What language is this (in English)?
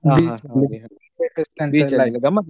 Kannada